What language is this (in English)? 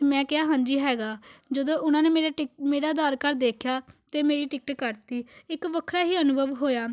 Punjabi